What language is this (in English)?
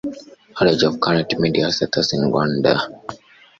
Kinyarwanda